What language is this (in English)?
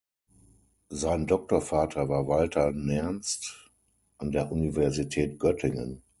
German